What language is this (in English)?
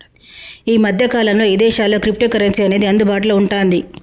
Telugu